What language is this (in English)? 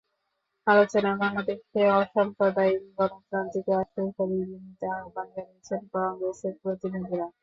Bangla